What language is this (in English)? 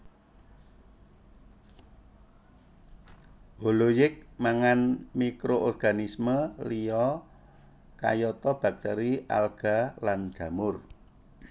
Javanese